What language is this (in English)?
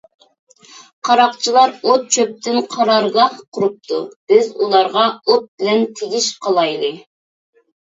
Uyghur